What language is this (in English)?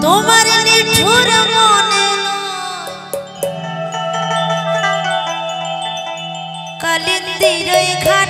Bangla